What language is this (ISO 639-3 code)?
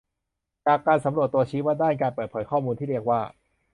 tha